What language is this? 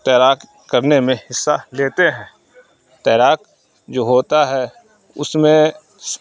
Urdu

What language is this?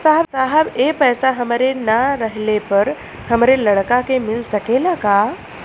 Bhojpuri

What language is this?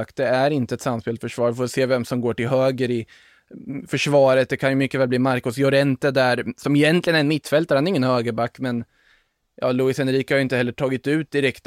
Swedish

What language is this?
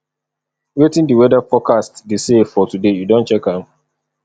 Nigerian Pidgin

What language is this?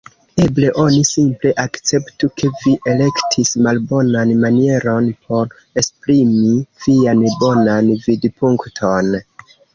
Esperanto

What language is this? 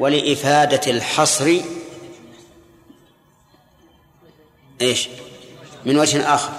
Arabic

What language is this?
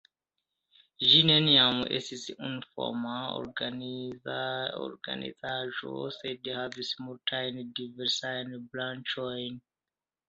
Esperanto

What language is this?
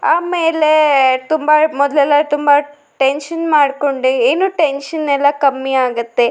Kannada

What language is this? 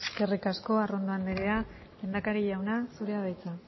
Basque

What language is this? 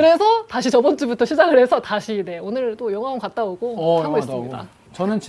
Korean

